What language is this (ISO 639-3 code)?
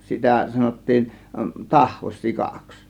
fin